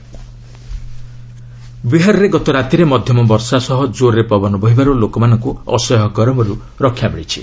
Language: Odia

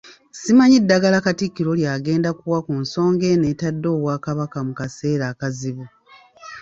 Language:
Ganda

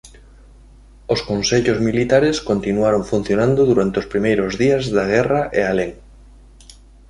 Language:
Galician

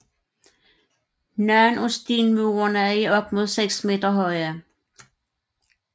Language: Danish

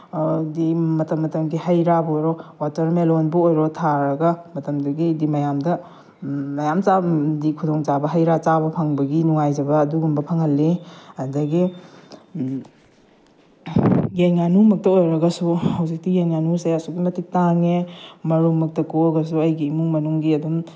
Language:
Manipuri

